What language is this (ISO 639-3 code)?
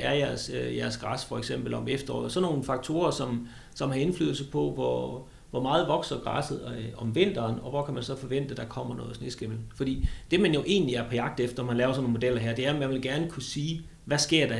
dan